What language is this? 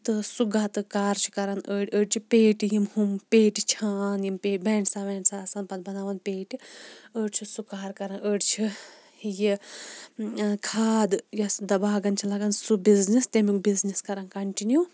Kashmiri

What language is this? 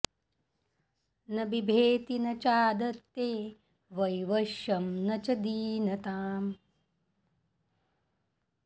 Sanskrit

